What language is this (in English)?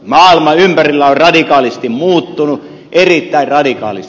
Finnish